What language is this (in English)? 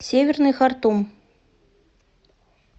Russian